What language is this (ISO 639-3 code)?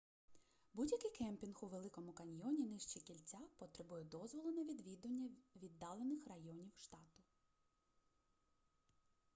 ukr